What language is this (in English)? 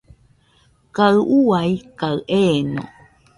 Nüpode Huitoto